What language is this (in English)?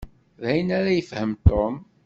Kabyle